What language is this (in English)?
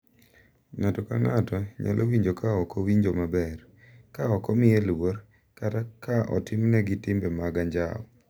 Luo (Kenya and Tanzania)